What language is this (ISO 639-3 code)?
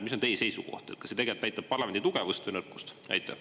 est